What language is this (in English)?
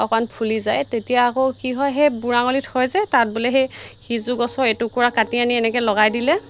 Assamese